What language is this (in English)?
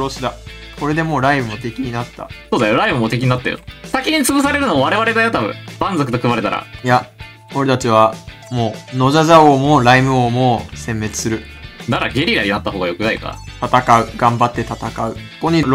Japanese